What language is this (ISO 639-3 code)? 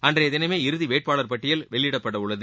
tam